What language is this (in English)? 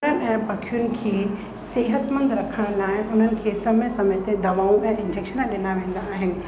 Sindhi